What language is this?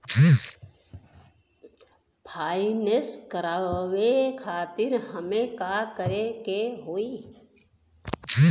Bhojpuri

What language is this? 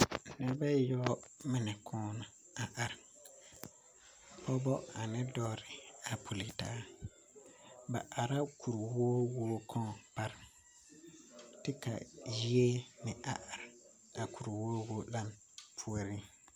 Southern Dagaare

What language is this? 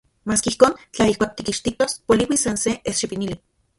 Central Puebla Nahuatl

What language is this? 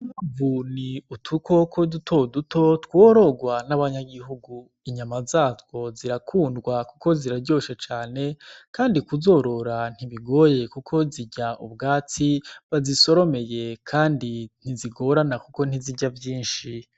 Rundi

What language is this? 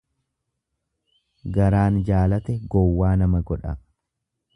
Oromo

